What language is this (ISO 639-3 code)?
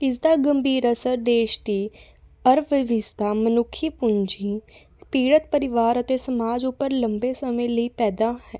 pan